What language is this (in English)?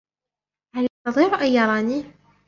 Arabic